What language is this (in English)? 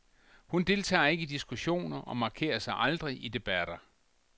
Danish